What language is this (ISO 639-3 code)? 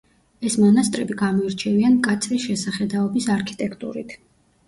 kat